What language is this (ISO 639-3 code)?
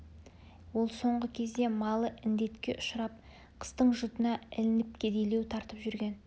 kaz